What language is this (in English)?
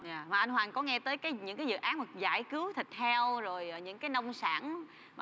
Vietnamese